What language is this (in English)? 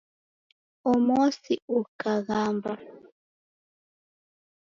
Taita